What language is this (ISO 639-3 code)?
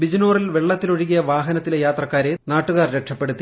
mal